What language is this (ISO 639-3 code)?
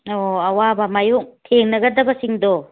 mni